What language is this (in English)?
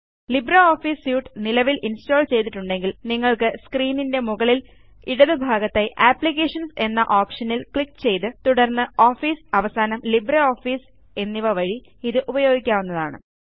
Malayalam